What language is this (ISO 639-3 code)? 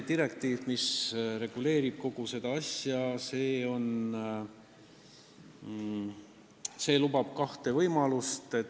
est